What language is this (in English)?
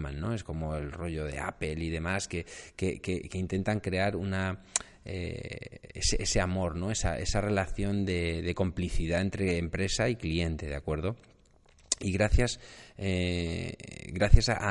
Spanish